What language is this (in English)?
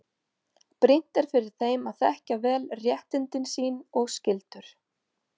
Icelandic